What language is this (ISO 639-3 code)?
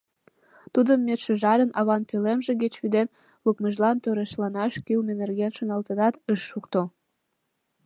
chm